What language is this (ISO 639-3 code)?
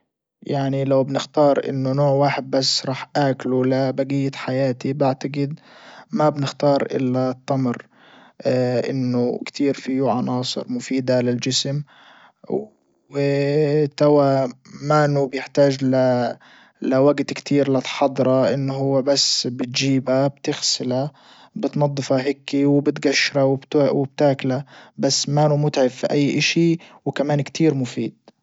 ayl